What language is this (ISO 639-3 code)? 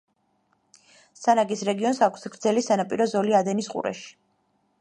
kat